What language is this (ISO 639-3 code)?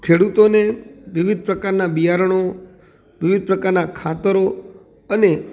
guj